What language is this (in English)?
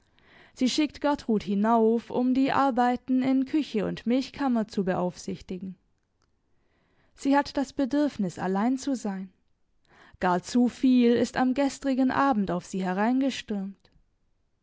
German